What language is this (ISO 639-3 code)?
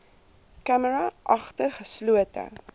afr